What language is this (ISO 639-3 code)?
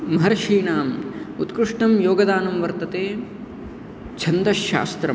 san